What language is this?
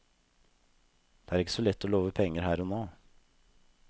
Norwegian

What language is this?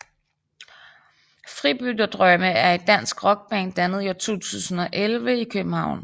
Danish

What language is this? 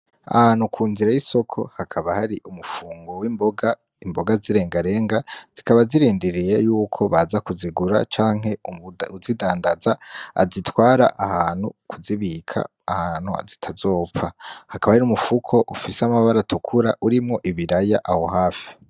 Rundi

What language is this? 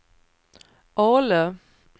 Swedish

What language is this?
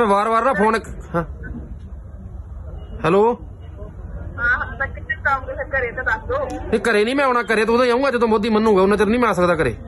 Punjabi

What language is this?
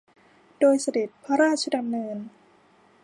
Thai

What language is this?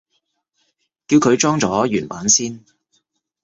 Cantonese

